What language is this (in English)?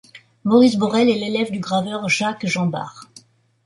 French